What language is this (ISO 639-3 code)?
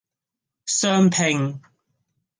yue